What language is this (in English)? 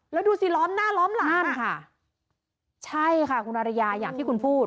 Thai